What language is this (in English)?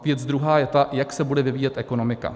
Czech